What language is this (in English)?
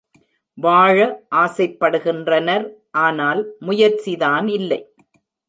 Tamil